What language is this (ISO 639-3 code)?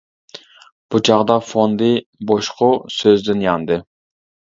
uig